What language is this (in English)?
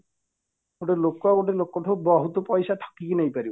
Odia